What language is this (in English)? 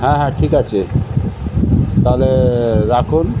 Bangla